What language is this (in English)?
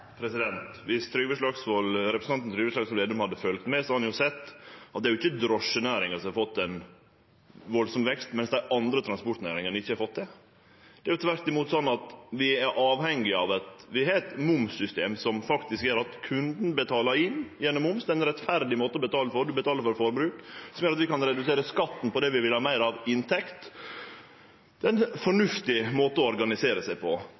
Norwegian Nynorsk